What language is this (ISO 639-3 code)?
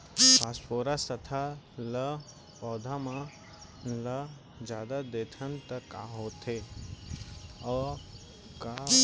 hne